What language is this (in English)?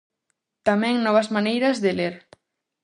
Galician